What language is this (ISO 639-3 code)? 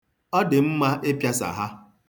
ibo